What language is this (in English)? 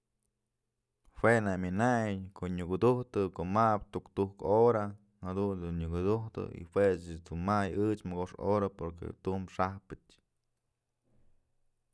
Mazatlán Mixe